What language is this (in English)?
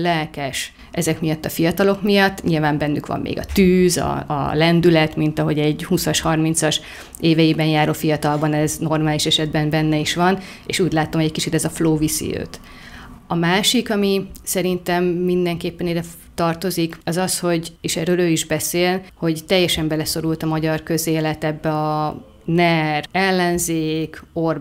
Hungarian